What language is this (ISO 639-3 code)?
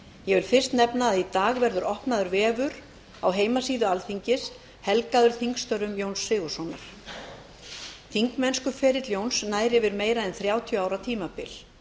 isl